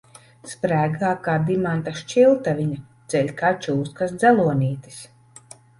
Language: Latvian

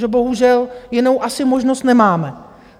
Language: Czech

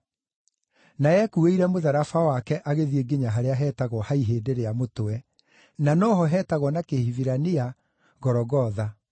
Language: Kikuyu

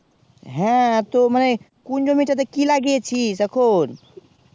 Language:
Bangla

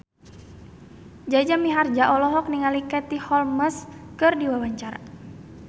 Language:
Sundanese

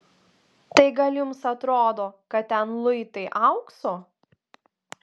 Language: Lithuanian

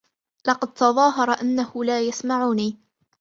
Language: Arabic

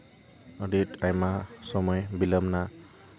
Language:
Santali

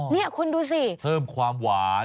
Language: Thai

